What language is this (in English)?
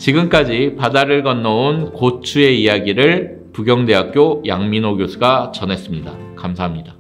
Korean